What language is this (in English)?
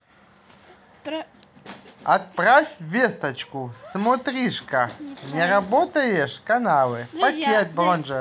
Russian